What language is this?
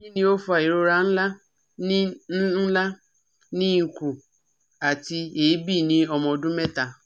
Yoruba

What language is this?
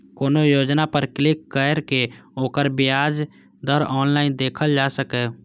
Maithili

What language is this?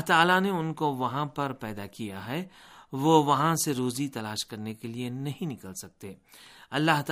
Urdu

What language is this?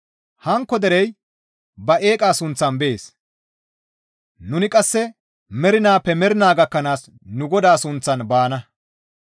Gamo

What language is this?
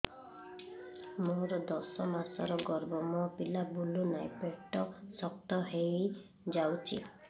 Odia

